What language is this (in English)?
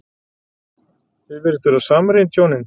Icelandic